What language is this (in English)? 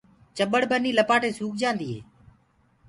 Gurgula